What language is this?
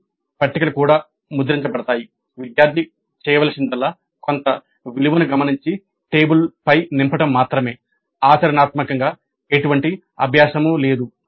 Telugu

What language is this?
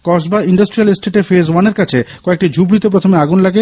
Bangla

